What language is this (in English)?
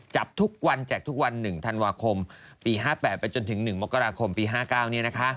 Thai